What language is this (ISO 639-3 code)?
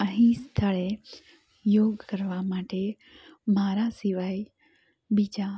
guj